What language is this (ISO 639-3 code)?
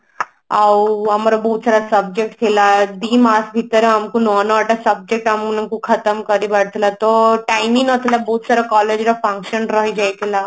ori